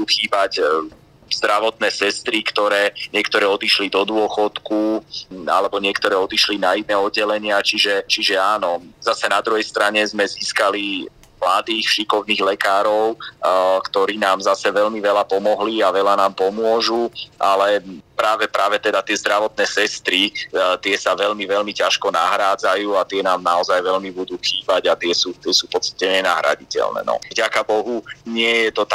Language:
Slovak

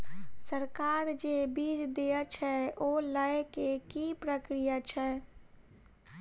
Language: Maithili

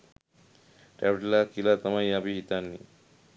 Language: Sinhala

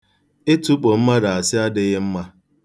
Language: Igbo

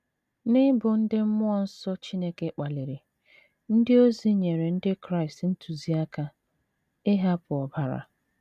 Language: Igbo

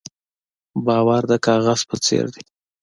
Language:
Pashto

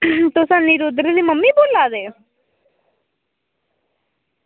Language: Dogri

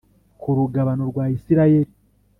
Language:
Kinyarwanda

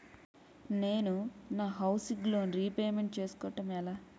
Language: Telugu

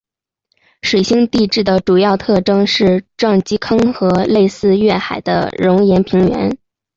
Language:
Chinese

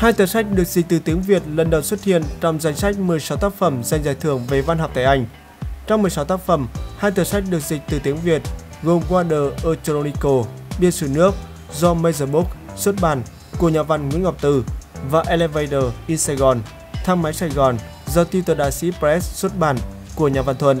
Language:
Vietnamese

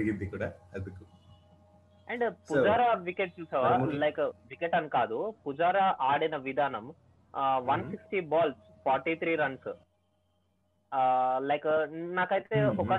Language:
Telugu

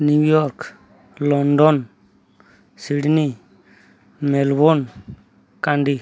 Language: Odia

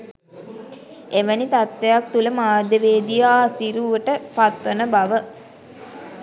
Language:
Sinhala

